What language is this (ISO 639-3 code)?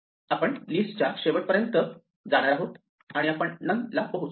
mar